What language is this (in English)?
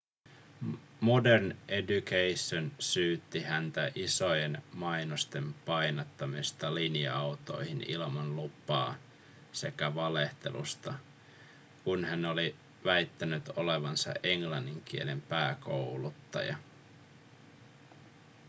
Finnish